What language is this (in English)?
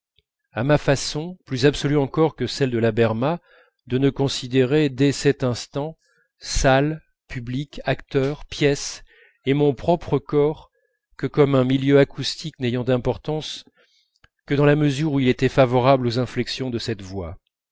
French